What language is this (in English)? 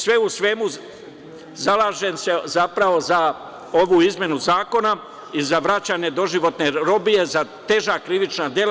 Serbian